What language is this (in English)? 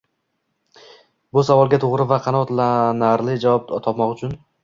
Uzbek